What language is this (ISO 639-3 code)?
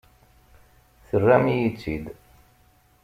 kab